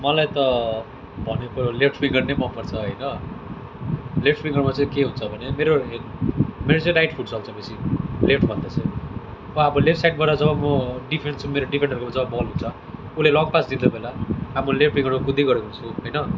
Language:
Nepali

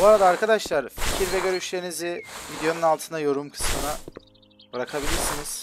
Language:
Turkish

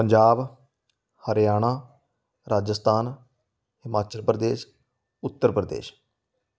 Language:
Punjabi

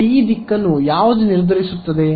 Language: Kannada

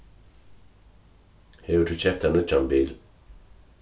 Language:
Faroese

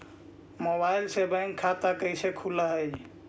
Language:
Magahi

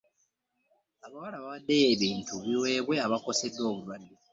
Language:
Ganda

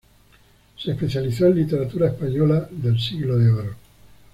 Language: Spanish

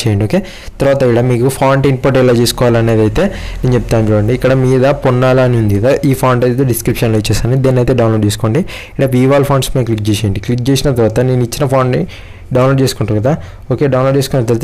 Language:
Telugu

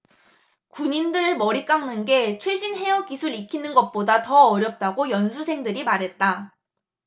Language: Korean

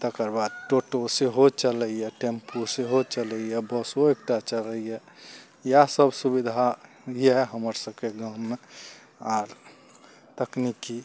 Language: Maithili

